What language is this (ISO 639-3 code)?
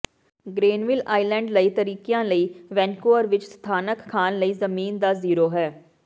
pan